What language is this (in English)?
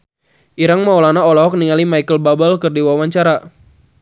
Sundanese